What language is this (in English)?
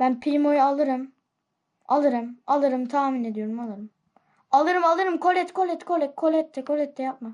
Turkish